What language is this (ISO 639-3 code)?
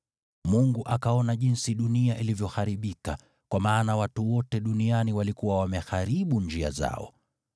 swa